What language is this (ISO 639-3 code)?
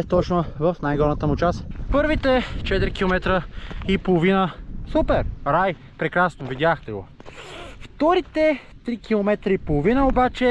bul